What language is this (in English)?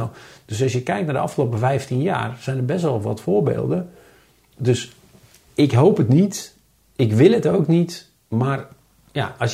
Dutch